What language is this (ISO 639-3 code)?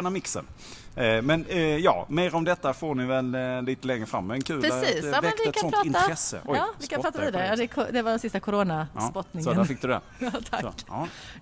swe